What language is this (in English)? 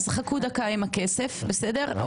Hebrew